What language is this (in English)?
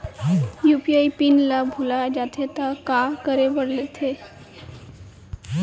Chhattisgarhi